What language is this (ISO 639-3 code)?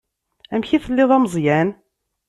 kab